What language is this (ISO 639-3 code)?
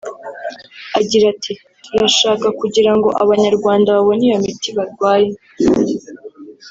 kin